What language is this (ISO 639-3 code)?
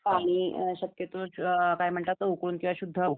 mar